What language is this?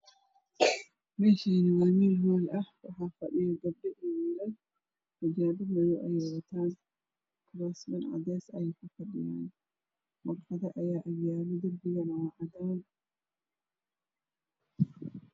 Somali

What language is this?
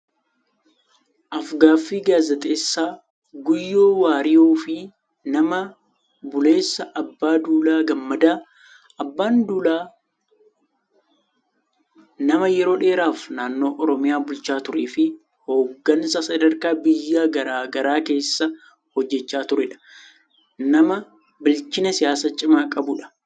Oromo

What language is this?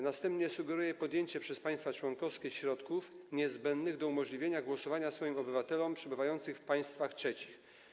Polish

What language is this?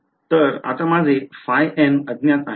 Marathi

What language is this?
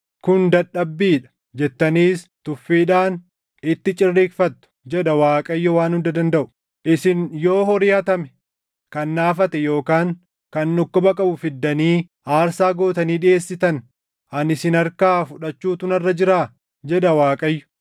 Oromo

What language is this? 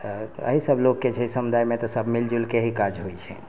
Maithili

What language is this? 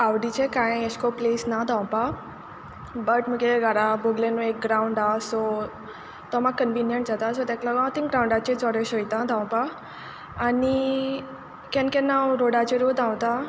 Konkani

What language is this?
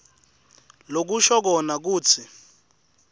Swati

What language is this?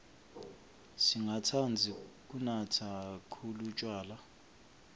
Swati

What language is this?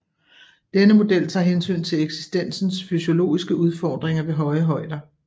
Danish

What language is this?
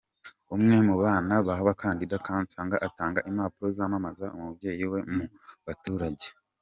Kinyarwanda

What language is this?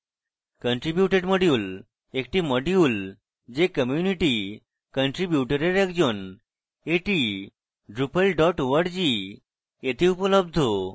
Bangla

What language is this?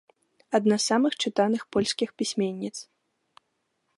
Belarusian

